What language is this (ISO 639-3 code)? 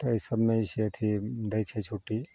mai